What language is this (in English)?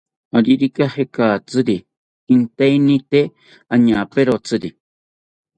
South Ucayali Ashéninka